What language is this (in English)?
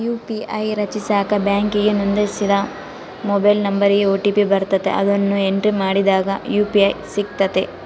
Kannada